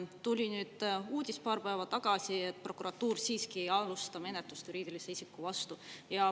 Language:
Estonian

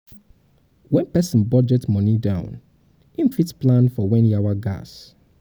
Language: Nigerian Pidgin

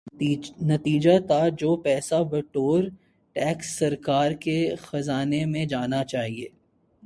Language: Urdu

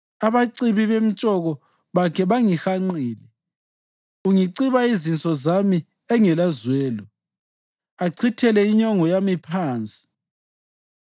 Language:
North Ndebele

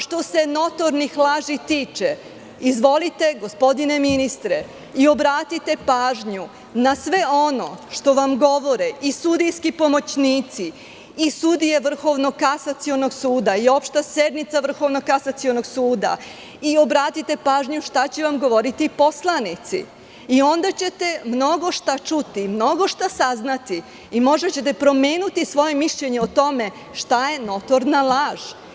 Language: Serbian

